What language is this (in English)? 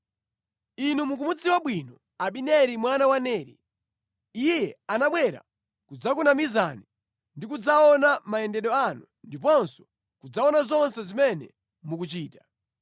Nyanja